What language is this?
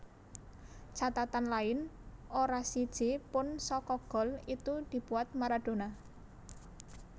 Javanese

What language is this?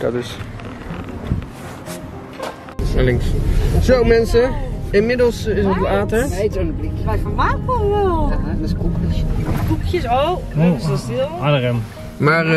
Dutch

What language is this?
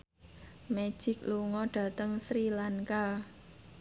Javanese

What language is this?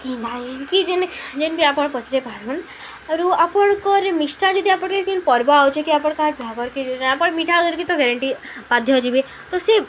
Odia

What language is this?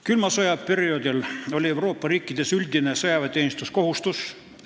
Estonian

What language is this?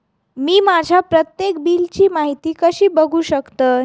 Marathi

